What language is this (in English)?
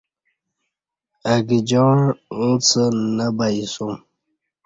Kati